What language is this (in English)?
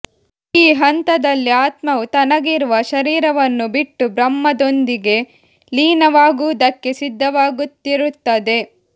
Kannada